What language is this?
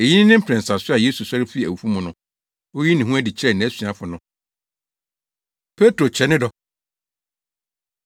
Akan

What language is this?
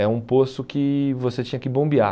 Portuguese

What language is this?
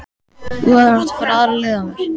Icelandic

